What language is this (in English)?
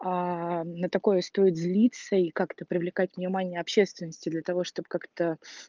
Russian